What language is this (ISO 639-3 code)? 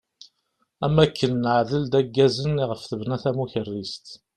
kab